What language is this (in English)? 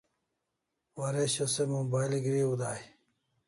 Kalasha